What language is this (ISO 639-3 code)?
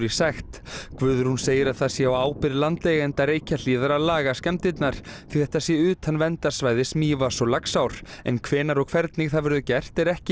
isl